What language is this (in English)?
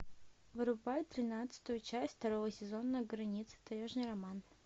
Russian